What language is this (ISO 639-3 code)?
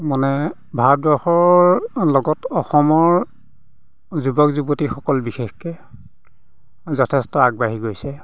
asm